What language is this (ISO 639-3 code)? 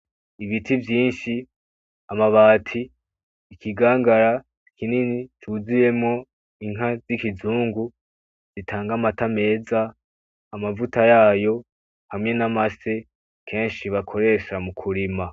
run